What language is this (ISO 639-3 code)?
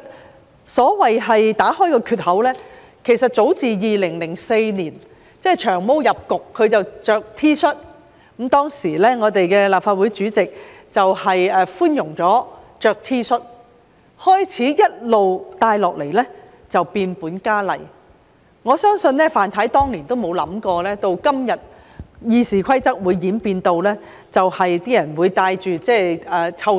yue